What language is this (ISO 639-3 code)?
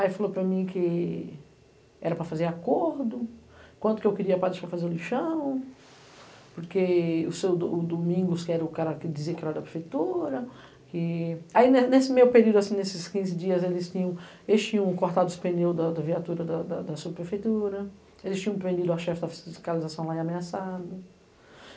por